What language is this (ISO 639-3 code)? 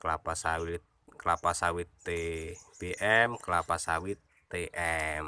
ind